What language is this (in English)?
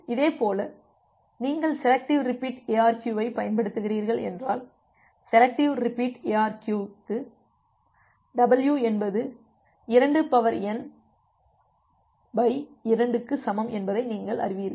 Tamil